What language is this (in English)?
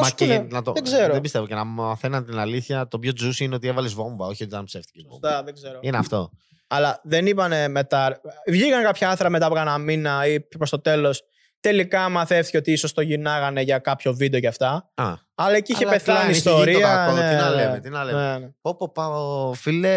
Greek